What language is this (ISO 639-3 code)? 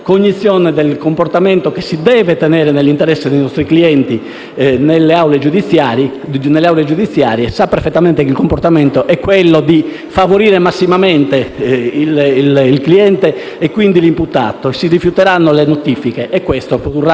ita